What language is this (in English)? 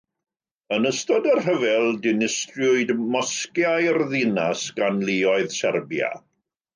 Welsh